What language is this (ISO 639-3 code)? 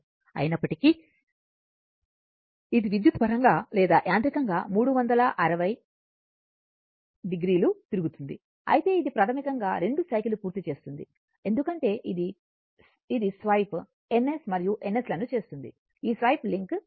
tel